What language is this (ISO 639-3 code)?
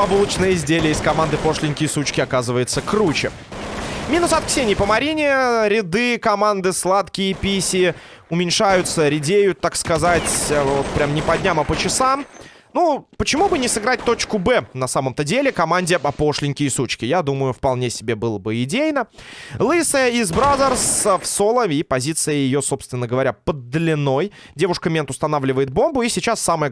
rus